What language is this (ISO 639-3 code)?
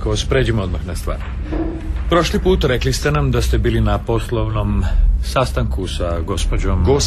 hrv